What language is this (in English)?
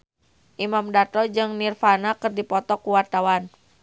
Sundanese